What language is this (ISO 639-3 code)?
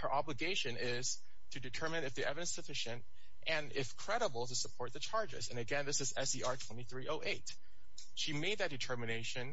eng